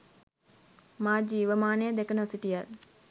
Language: Sinhala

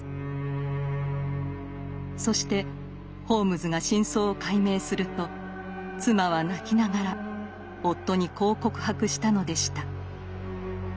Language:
Japanese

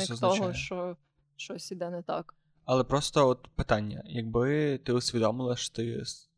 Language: Ukrainian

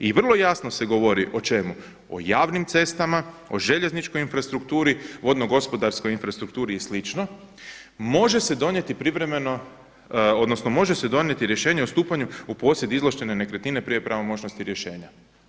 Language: Croatian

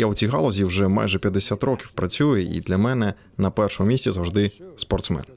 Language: Ukrainian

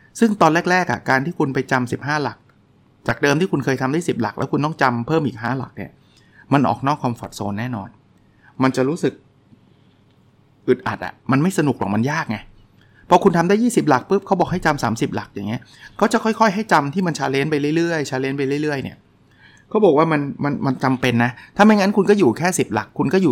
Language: Thai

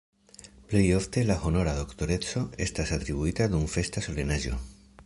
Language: Esperanto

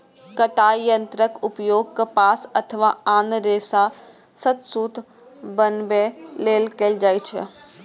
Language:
Maithili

